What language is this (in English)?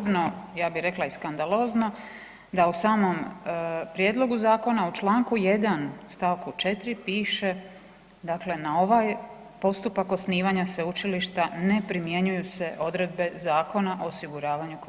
Croatian